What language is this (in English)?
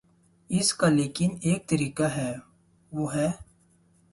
Urdu